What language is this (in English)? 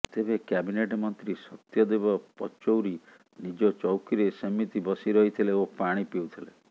Odia